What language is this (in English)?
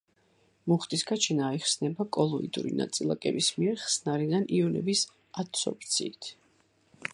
Georgian